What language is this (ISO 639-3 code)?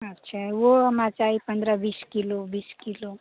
mai